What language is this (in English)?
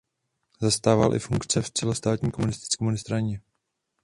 Czech